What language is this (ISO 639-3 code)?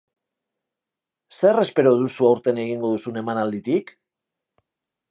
eus